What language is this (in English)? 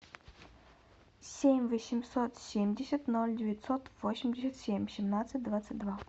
Russian